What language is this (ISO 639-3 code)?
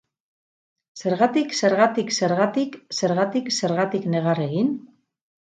eus